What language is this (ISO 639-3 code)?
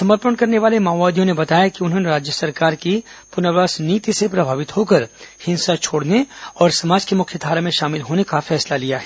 hin